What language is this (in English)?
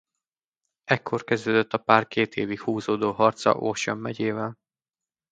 Hungarian